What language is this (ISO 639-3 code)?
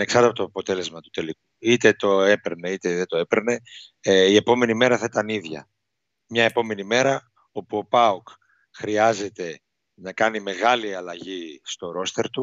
ell